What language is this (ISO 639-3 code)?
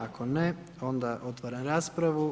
hrv